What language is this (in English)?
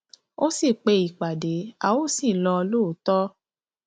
Yoruba